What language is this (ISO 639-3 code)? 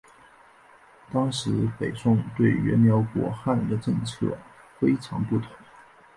zho